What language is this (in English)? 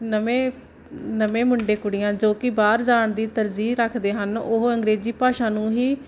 Punjabi